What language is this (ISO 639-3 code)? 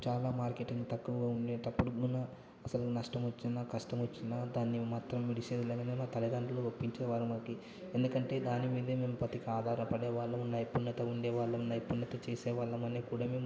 tel